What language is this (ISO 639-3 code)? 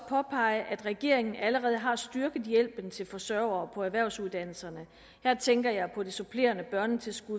dan